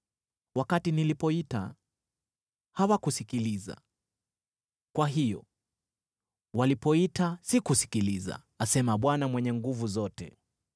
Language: Swahili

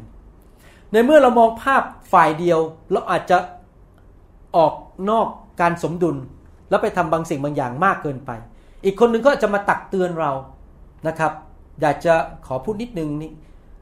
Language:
Thai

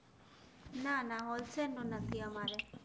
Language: Gujarati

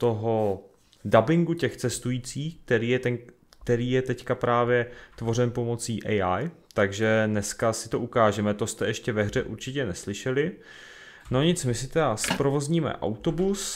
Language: Czech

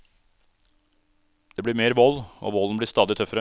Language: Norwegian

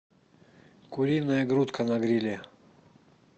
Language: Russian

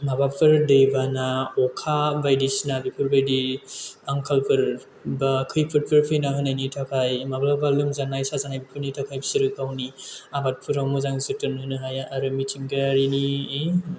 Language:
Bodo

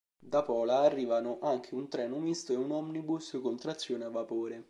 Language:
Italian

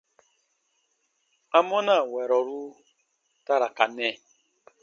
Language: Baatonum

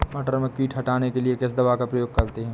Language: Hindi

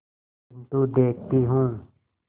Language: Hindi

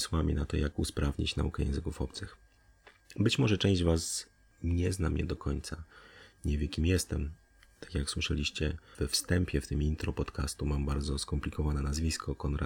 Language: Polish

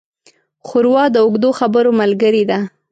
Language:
Pashto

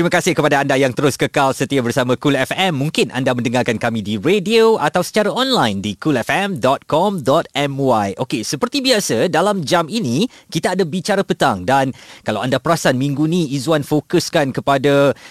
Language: Malay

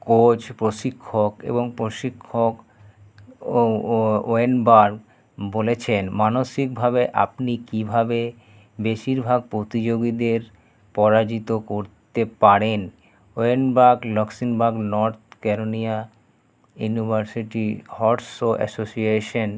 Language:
Bangla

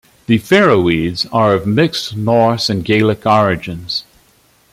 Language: English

